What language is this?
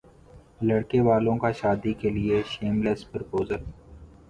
Urdu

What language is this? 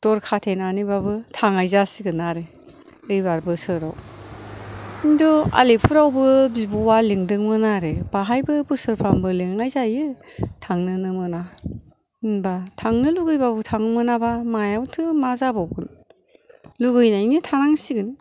Bodo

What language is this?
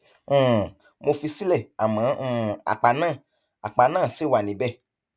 Yoruba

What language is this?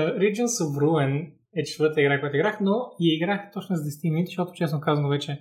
Bulgarian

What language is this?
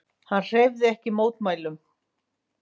Icelandic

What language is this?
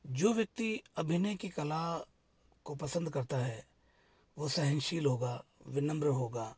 Hindi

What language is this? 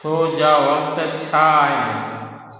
Sindhi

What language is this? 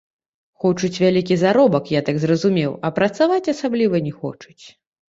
Belarusian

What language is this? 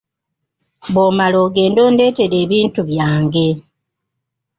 Ganda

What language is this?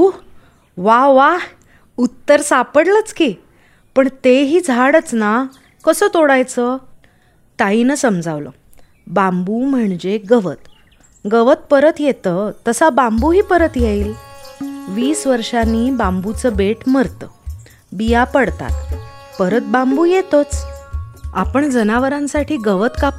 Marathi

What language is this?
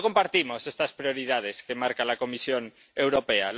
Spanish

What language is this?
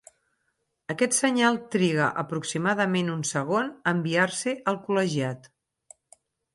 Catalan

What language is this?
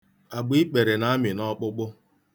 Igbo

